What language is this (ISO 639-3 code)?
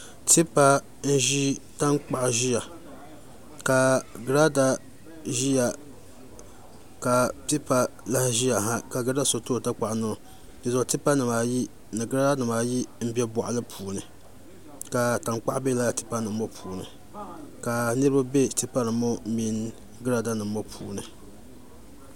dag